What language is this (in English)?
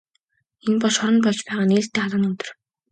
Mongolian